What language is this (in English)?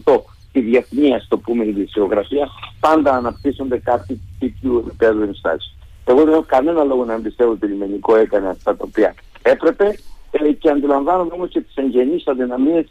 Greek